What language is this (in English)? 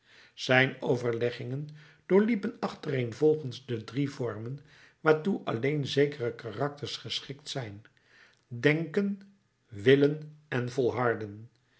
Dutch